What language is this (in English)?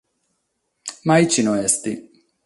Sardinian